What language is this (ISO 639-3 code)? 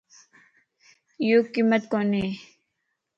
lss